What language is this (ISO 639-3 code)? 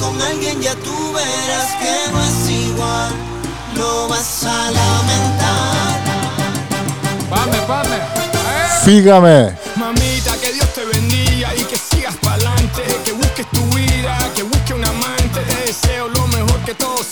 ell